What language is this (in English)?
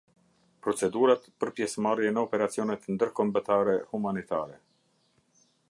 Albanian